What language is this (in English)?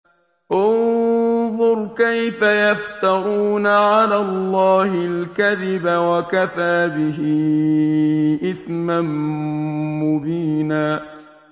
Arabic